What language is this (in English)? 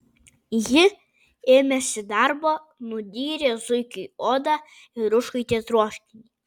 Lithuanian